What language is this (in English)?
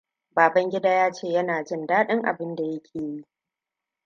Hausa